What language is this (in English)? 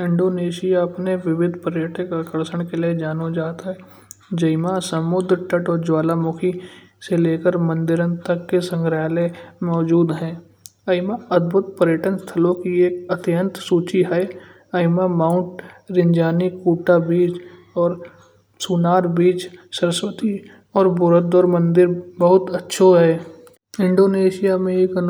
Kanauji